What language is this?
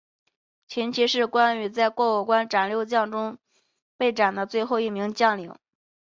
Chinese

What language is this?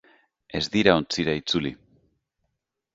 Basque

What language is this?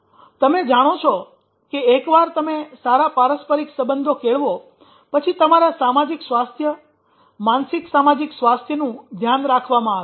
Gujarati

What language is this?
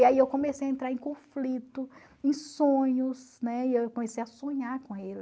Portuguese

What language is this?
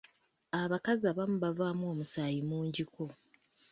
Ganda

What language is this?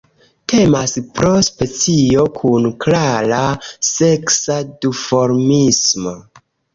Esperanto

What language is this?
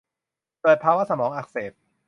Thai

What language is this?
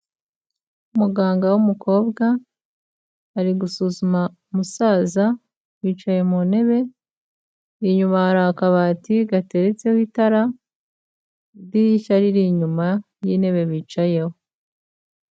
Kinyarwanda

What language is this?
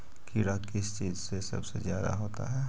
Magahi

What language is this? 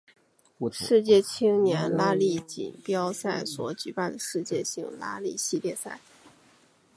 Chinese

